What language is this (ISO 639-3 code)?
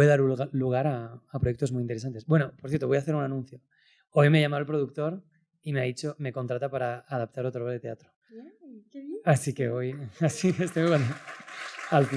spa